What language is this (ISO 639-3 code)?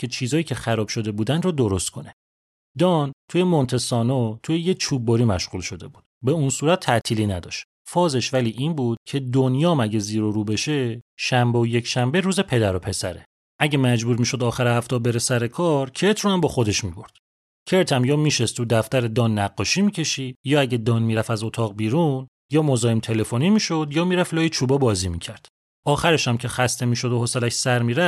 fas